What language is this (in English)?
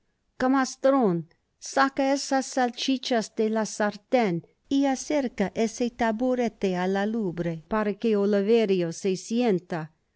Spanish